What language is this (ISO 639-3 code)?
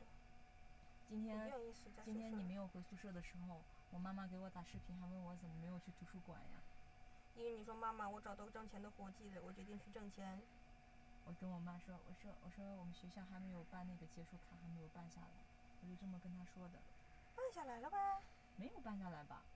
zho